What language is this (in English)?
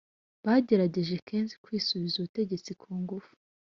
Kinyarwanda